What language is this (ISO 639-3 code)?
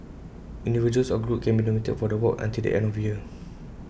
eng